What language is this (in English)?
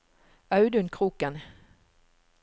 Norwegian